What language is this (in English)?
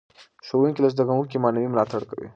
Pashto